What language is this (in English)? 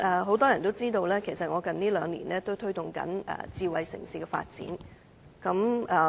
Cantonese